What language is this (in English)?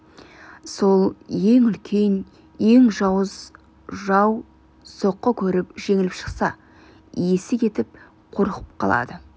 Kazakh